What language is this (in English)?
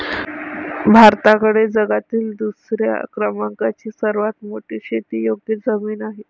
Marathi